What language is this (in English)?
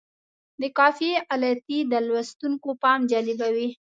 Pashto